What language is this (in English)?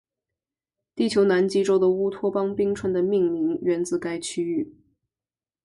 Chinese